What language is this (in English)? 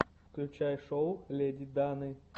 Russian